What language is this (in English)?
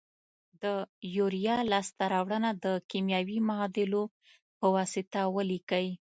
Pashto